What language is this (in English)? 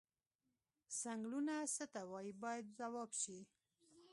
Pashto